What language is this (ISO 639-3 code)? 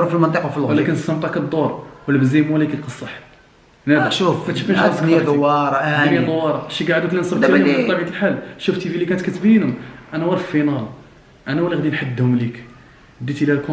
ara